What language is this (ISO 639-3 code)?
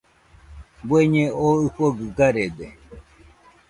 hux